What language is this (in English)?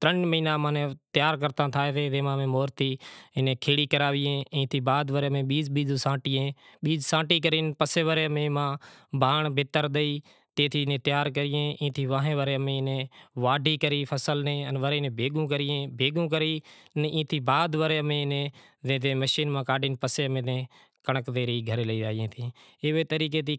Kachi Koli